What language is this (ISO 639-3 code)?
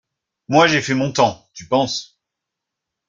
fra